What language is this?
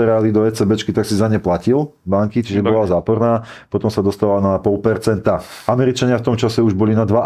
Slovak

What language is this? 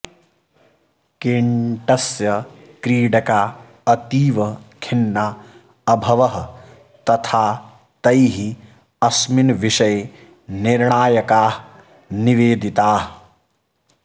Sanskrit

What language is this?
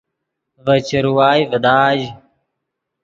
Yidgha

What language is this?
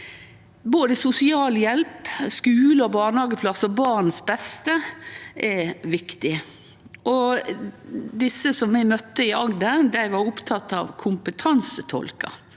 Norwegian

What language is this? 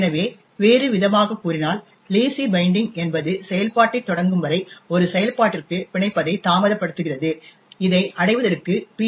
Tamil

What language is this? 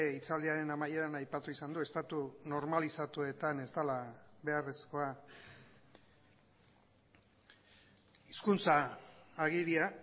Basque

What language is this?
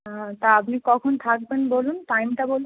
Bangla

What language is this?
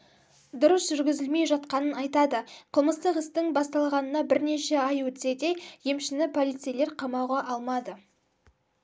Kazakh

